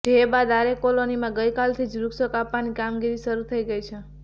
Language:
Gujarati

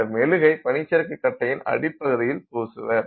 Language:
Tamil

